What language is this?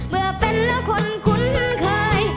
Thai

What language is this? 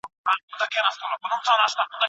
Pashto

